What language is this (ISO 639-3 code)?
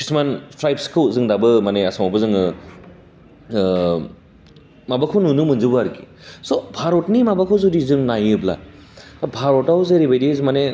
brx